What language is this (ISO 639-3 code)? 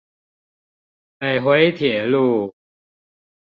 zho